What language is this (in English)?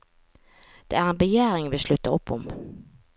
Norwegian